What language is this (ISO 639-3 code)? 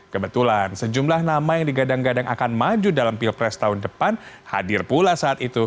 ind